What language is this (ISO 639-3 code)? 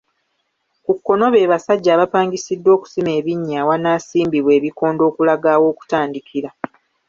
lug